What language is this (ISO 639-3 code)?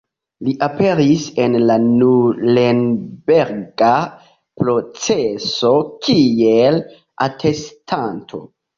epo